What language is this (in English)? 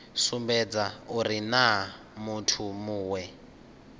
Venda